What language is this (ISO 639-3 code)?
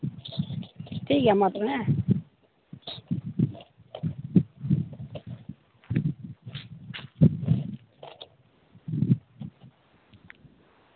sat